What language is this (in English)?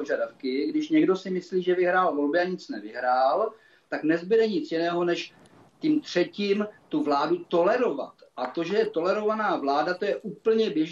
Czech